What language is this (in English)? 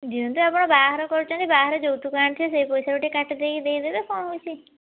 Odia